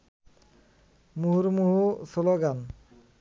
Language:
Bangla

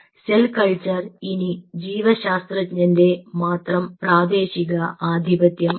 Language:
Malayalam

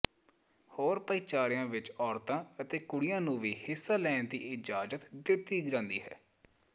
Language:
Punjabi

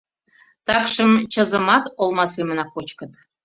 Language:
Mari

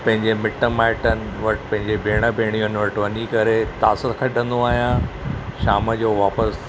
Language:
Sindhi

